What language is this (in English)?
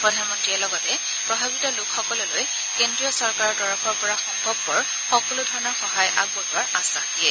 Assamese